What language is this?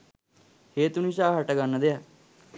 Sinhala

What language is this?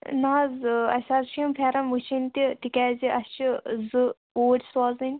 Kashmiri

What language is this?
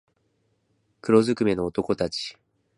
Japanese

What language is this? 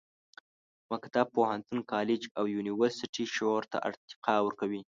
Pashto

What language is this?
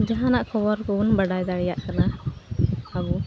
Santali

